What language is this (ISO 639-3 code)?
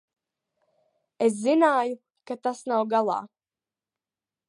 lav